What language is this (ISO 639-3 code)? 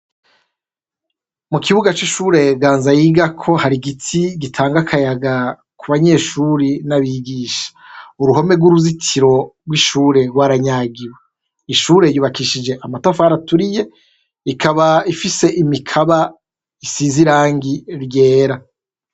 run